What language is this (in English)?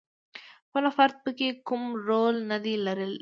Pashto